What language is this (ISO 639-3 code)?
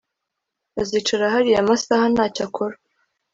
kin